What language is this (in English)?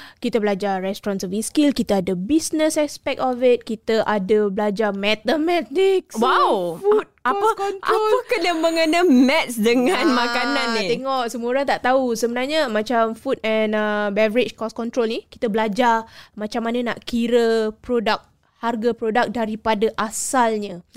Malay